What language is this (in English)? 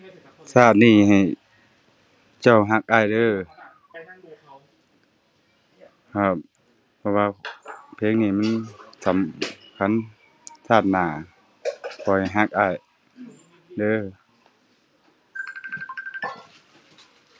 Thai